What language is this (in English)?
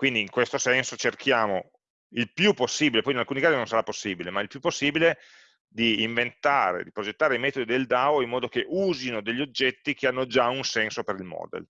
Italian